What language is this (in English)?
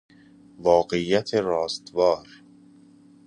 Persian